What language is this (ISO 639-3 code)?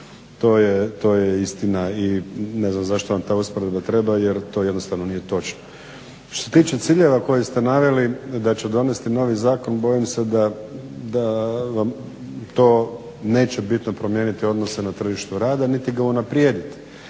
hrv